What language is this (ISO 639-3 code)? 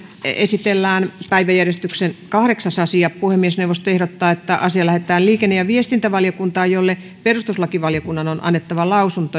fin